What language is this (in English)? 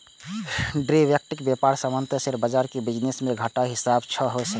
Maithili